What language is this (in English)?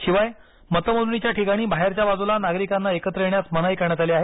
Marathi